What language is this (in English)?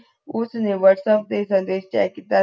Punjabi